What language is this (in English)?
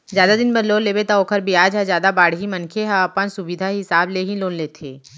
Chhattisgarhi